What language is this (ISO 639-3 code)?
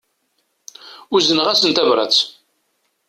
kab